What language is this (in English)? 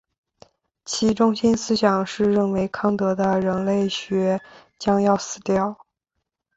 Chinese